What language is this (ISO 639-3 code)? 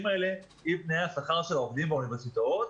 heb